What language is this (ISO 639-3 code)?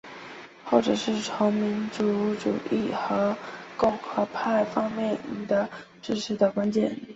zho